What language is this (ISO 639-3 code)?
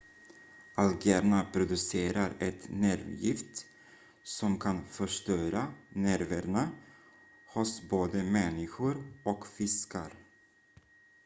swe